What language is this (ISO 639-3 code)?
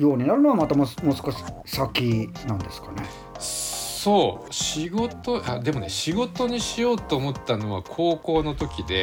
jpn